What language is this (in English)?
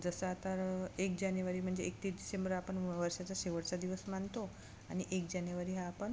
Marathi